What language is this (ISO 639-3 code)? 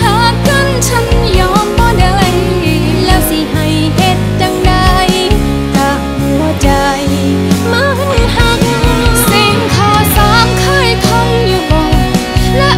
tha